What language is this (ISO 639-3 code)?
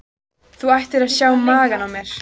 isl